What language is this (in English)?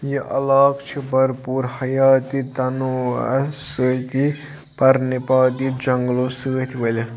Kashmiri